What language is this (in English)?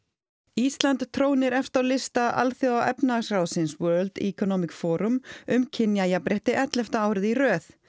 Icelandic